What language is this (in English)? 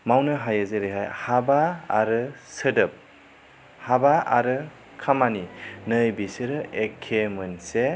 Bodo